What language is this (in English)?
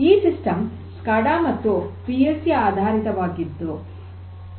Kannada